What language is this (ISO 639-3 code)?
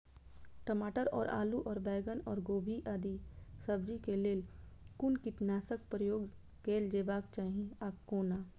mai